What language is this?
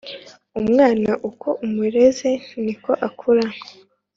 Kinyarwanda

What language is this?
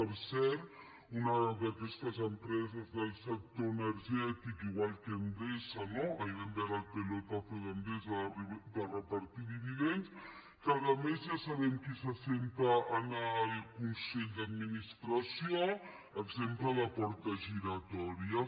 Catalan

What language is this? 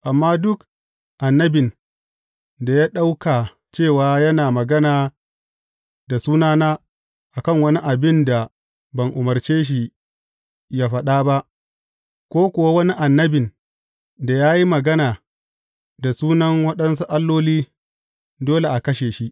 Hausa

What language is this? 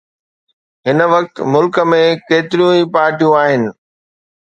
Sindhi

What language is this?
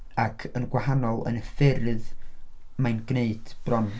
Welsh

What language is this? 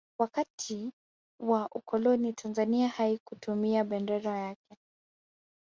Swahili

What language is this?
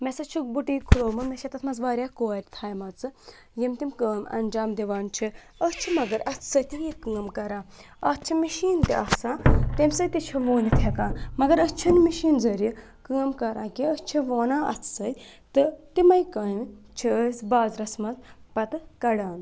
Kashmiri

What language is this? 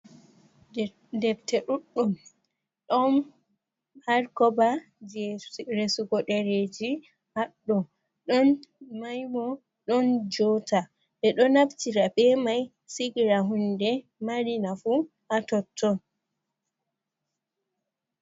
Fula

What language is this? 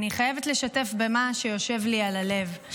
Hebrew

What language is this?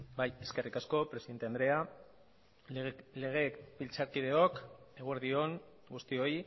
Basque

